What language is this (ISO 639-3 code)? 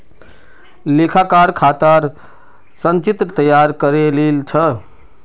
mag